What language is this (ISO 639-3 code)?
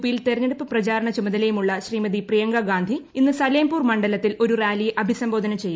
mal